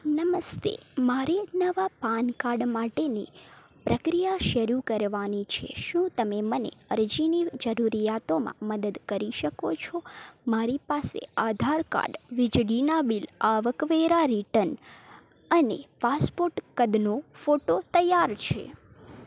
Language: Gujarati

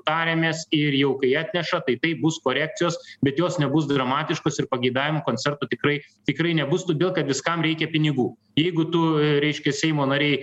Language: Lithuanian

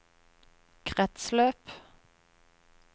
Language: Norwegian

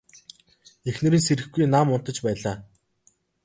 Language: Mongolian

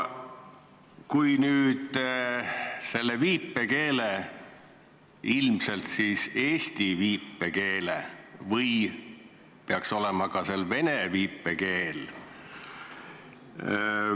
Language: Estonian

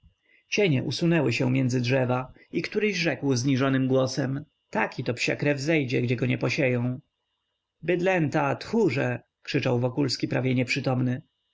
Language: Polish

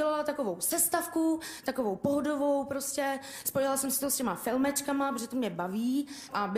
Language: Czech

